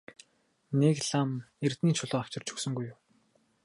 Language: Mongolian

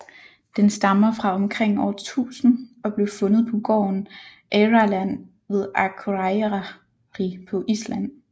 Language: Danish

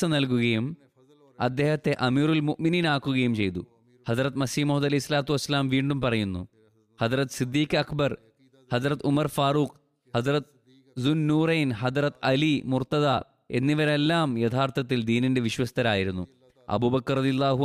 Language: Malayalam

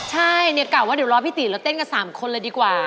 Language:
Thai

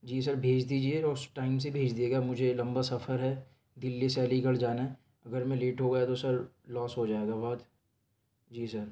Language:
Urdu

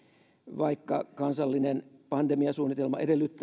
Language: Finnish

